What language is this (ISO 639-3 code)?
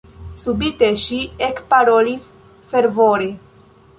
epo